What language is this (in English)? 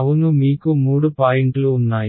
Telugu